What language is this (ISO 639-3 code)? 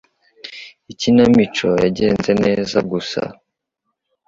kin